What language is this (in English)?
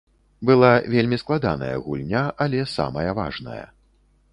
Belarusian